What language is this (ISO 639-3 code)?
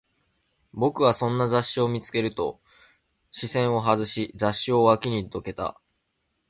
jpn